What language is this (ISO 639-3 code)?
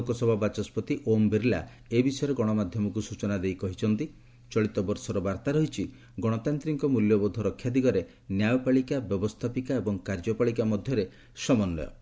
ori